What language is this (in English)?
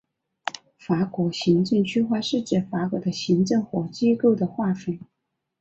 Chinese